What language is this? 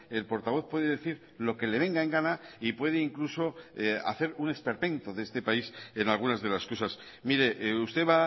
Spanish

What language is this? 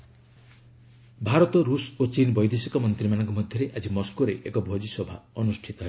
Odia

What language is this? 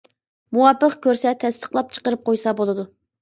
Uyghur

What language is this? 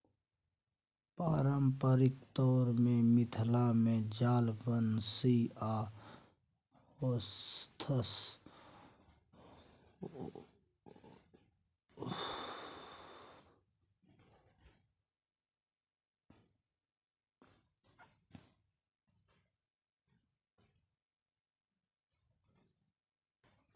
Maithili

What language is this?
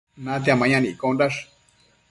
Matsés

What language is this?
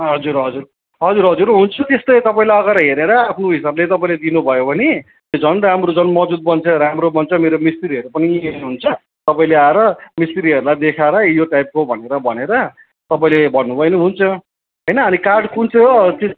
Nepali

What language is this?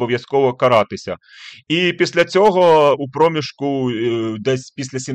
Ukrainian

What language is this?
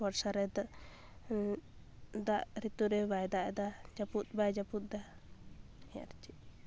Santali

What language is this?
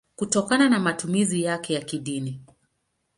Swahili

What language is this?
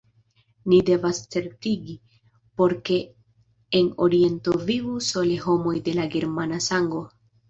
Esperanto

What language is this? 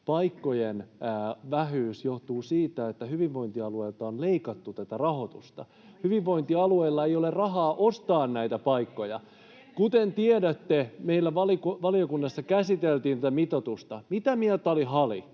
Finnish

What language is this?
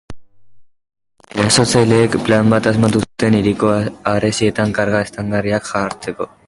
Basque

